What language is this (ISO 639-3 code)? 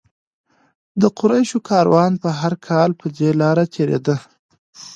pus